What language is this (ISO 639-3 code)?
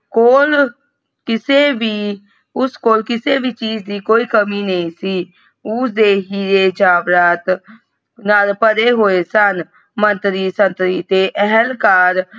pan